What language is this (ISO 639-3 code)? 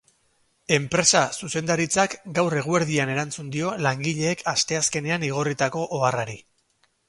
eus